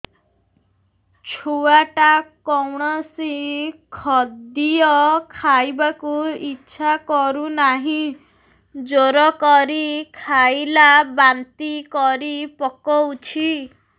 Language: Odia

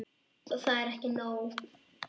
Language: Icelandic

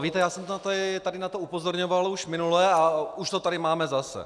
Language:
Czech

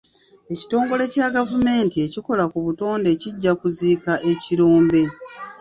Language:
Ganda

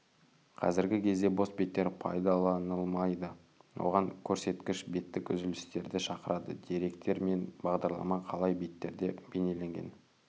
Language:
Kazakh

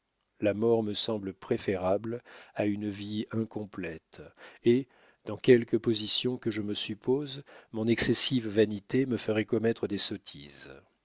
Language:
French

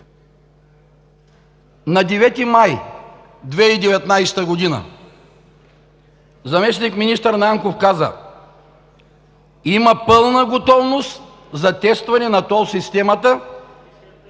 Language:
Bulgarian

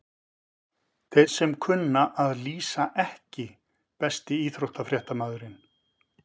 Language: Icelandic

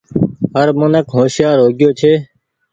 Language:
Goaria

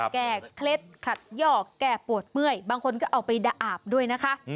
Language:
Thai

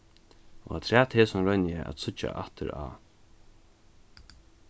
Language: Faroese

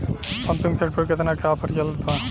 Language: Bhojpuri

